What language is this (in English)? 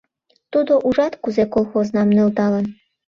Mari